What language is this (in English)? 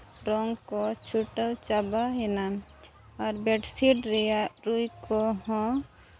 Santali